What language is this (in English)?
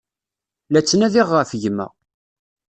Kabyle